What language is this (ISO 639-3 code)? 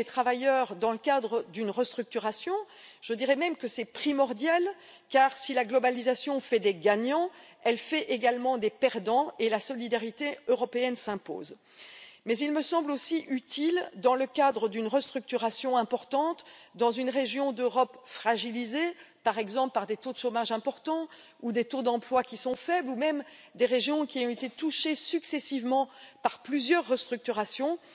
fra